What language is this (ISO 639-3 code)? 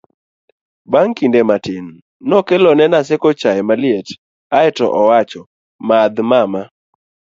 luo